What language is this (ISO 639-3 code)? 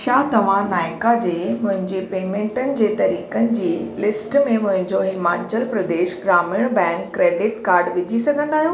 snd